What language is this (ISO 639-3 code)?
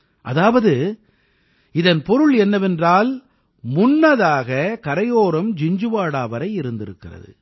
tam